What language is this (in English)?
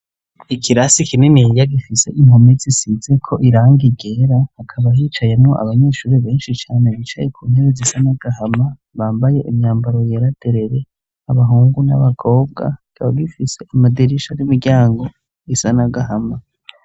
Rundi